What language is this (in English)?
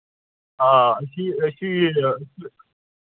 Kashmiri